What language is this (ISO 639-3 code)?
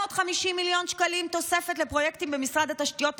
heb